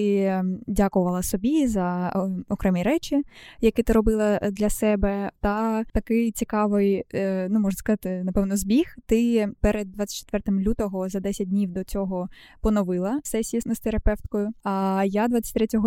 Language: Ukrainian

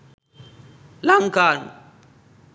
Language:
Sinhala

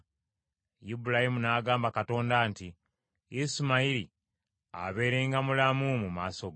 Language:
Ganda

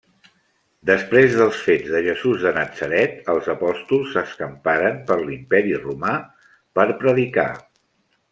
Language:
Catalan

